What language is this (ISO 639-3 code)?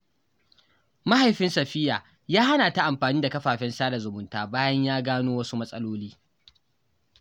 hau